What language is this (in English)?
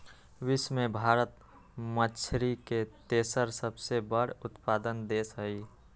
Magahi